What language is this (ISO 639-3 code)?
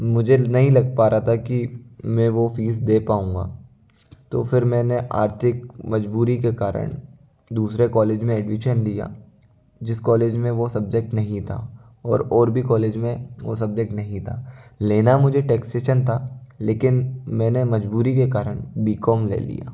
hin